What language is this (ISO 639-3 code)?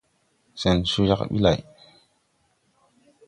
tui